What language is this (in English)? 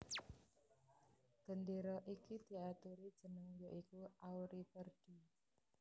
Javanese